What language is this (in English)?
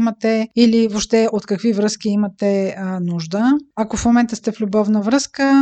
Bulgarian